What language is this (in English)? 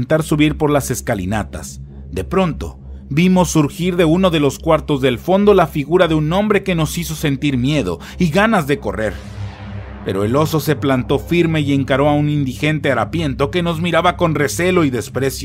Spanish